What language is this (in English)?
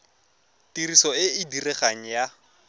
Tswana